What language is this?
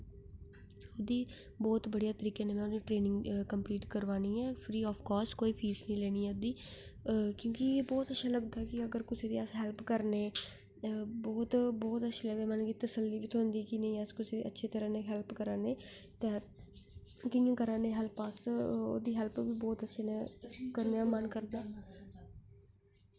Dogri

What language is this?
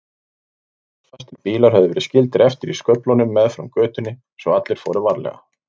Icelandic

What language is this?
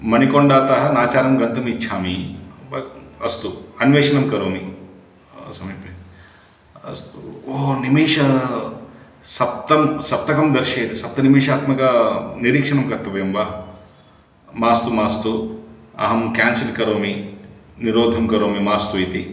Sanskrit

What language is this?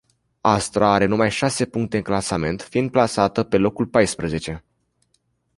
Romanian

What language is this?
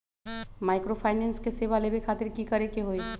Magahi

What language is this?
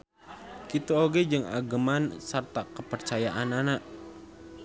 Sundanese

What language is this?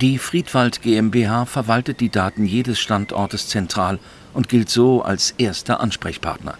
German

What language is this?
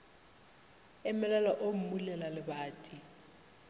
Northern Sotho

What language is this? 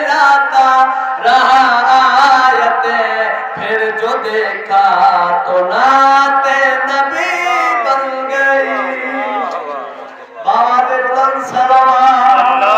Bangla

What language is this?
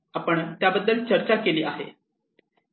Marathi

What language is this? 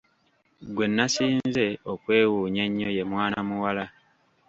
Ganda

